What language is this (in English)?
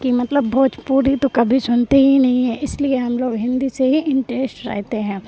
Urdu